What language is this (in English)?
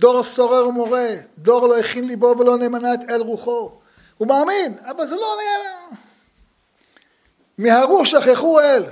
Hebrew